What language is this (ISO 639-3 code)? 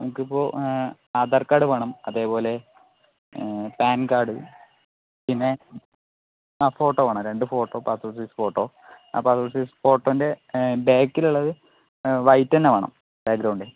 mal